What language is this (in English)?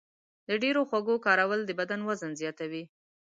Pashto